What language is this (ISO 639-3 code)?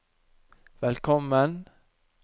nor